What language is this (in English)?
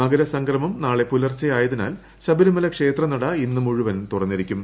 Malayalam